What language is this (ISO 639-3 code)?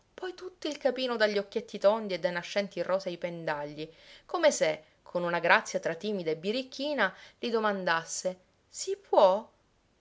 ita